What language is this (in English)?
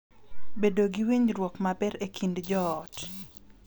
Luo (Kenya and Tanzania)